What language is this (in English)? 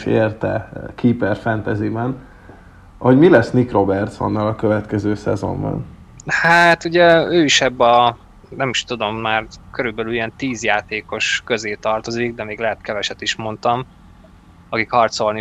Hungarian